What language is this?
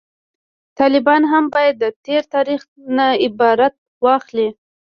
Pashto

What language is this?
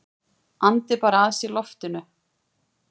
Icelandic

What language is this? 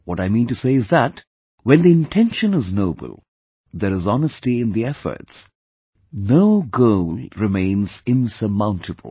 English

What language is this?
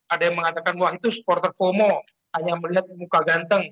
Indonesian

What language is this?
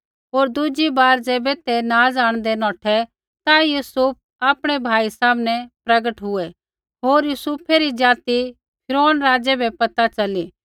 Kullu Pahari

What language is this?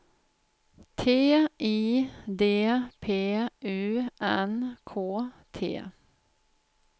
Swedish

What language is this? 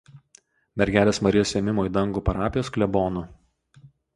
Lithuanian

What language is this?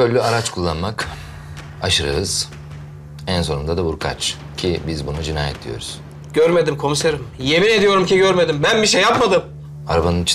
Turkish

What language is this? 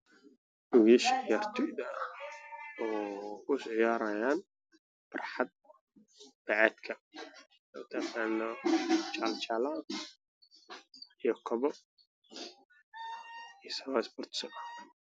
Somali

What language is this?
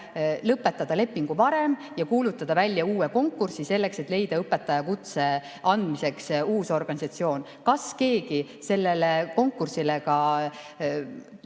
Estonian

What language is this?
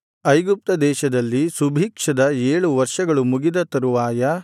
Kannada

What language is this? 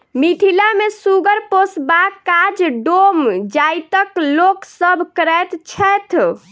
Maithili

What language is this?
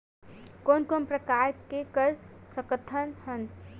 Chhattisgarhi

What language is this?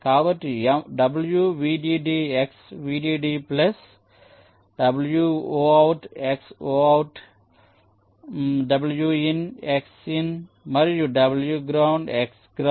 Telugu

